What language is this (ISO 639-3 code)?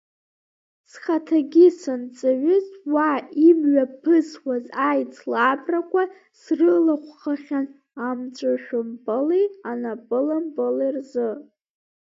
abk